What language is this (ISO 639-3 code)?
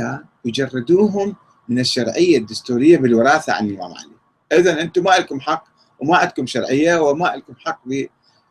ara